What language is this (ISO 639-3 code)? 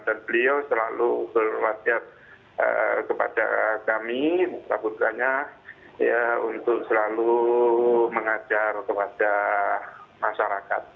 ind